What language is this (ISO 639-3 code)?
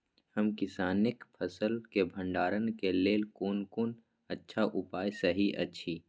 mai